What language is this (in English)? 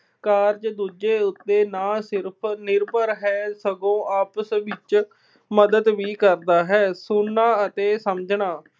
Punjabi